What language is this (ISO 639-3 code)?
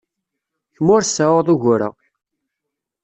kab